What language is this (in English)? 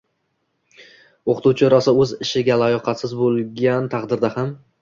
Uzbek